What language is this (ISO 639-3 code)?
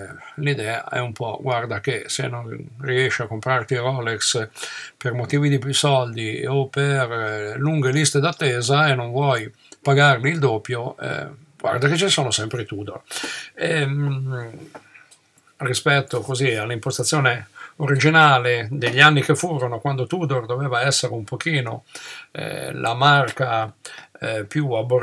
ita